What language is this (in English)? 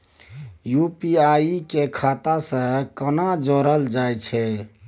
Maithili